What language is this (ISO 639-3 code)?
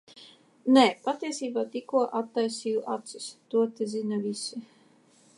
lav